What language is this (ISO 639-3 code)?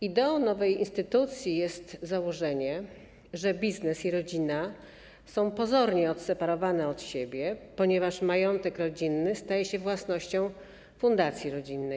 pol